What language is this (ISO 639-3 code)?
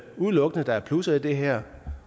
dan